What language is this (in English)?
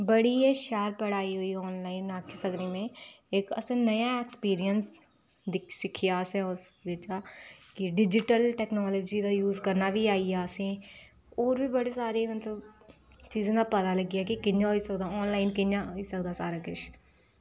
Dogri